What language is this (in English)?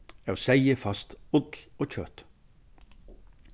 Faroese